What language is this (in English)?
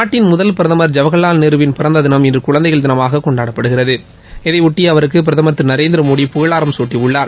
Tamil